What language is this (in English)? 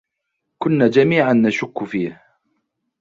Arabic